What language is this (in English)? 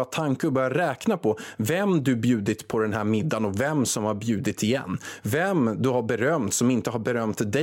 Swedish